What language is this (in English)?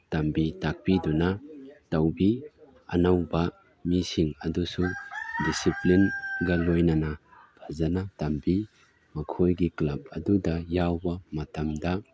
Manipuri